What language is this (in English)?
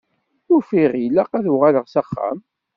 Kabyle